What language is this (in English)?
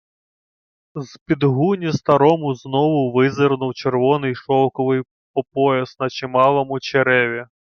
Ukrainian